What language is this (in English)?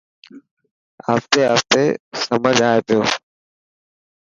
Dhatki